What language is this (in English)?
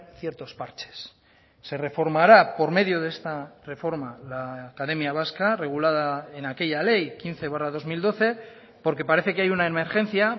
Spanish